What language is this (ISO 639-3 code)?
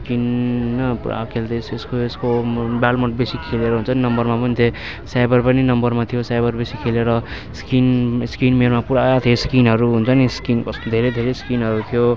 nep